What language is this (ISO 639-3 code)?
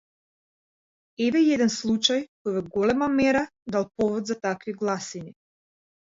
mkd